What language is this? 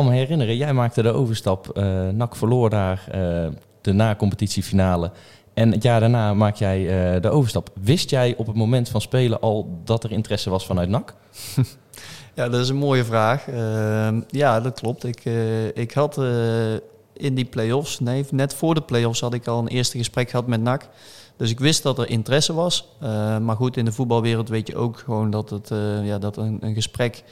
Dutch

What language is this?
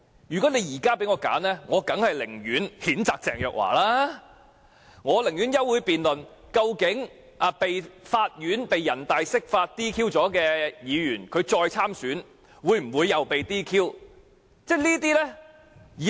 Cantonese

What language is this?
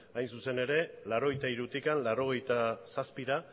Basque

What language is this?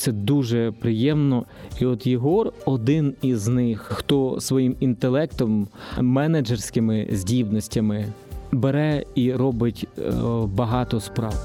Ukrainian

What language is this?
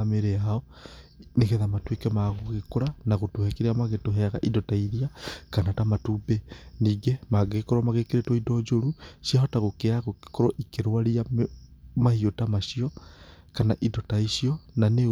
Kikuyu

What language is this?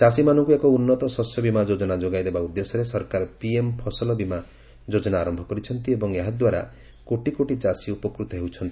Odia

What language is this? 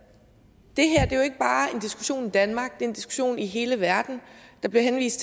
Danish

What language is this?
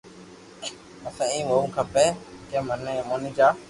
Loarki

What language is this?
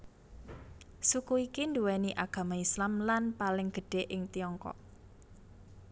Javanese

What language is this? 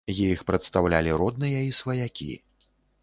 Belarusian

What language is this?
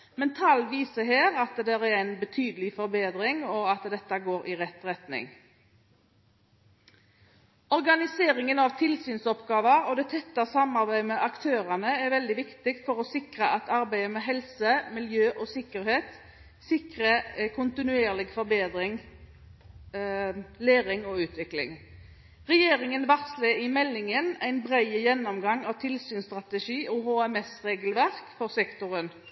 Norwegian Bokmål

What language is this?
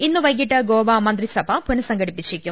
Malayalam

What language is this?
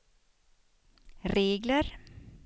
Swedish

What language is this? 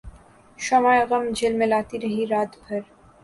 Urdu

